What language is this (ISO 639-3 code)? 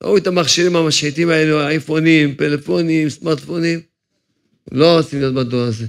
heb